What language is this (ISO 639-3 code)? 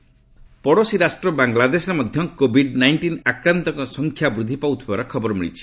ori